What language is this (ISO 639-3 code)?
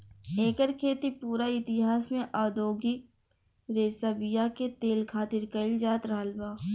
bho